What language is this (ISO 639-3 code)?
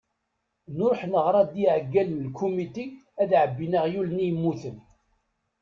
kab